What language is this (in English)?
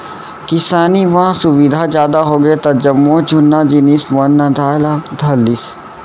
Chhattisgarhi